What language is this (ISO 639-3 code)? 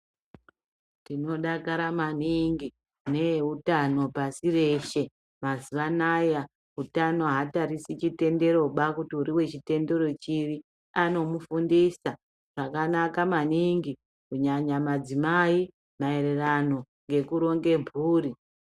ndc